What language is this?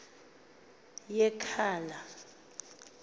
Xhosa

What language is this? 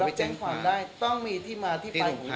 Thai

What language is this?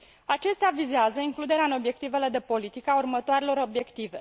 Romanian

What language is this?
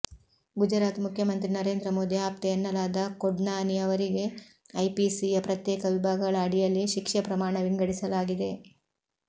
Kannada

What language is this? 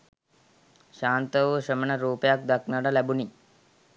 Sinhala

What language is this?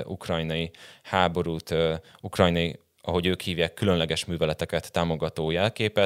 Hungarian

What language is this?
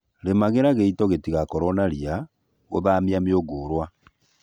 Kikuyu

